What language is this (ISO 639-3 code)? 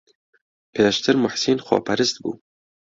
ckb